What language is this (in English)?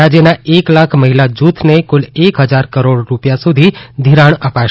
Gujarati